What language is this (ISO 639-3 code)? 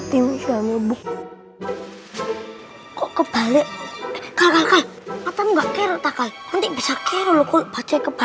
ind